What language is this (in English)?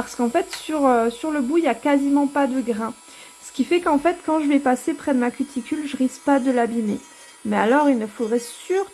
French